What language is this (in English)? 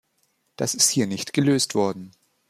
German